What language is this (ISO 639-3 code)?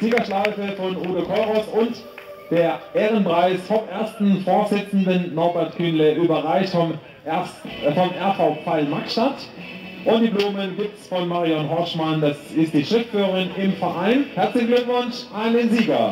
deu